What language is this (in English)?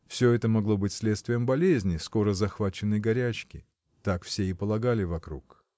Russian